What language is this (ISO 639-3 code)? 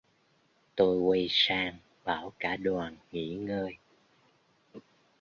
vie